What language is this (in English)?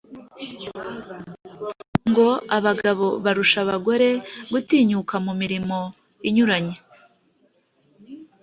Kinyarwanda